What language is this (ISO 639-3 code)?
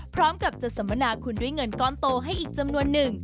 tha